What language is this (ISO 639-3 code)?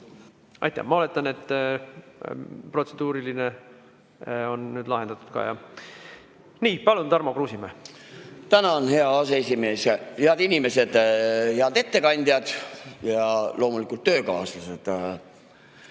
est